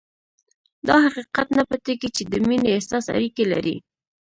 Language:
Pashto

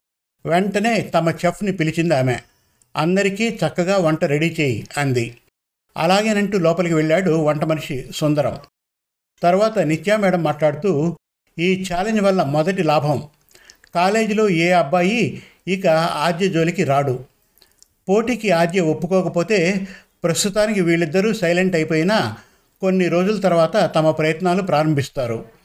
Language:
Telugu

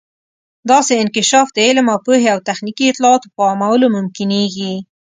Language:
Pashto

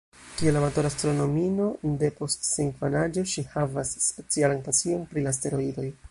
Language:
Esperanto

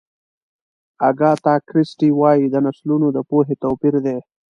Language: Pashto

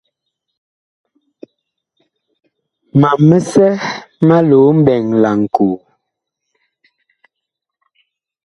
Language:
Bakoko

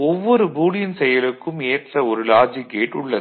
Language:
Tamil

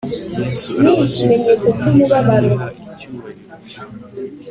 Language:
Kinyarwanda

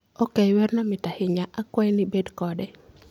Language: Luo (Kenya and Tanzania)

